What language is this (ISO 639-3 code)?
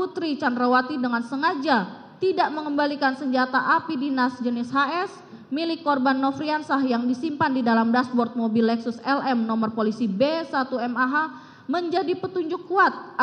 ind